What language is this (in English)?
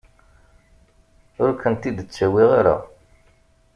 Kabyle